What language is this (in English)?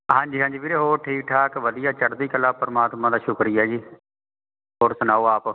Punjabi